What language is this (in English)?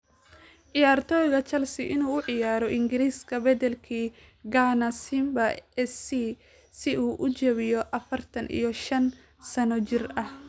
Somali